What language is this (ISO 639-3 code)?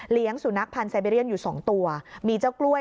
tha